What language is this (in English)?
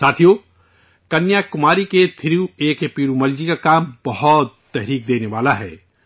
Urdu